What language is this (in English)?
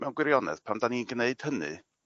Welsh